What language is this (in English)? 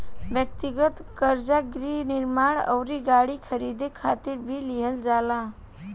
Bhojpuri